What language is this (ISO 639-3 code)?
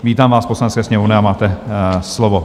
ces